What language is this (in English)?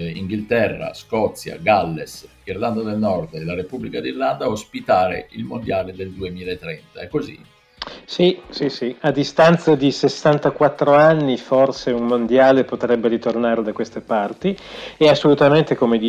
Italian